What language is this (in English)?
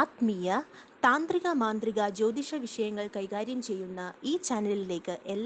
Italian